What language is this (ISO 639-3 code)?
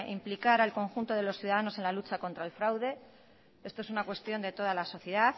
spa